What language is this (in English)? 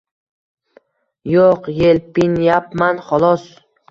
Uzbek